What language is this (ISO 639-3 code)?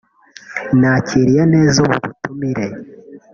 kin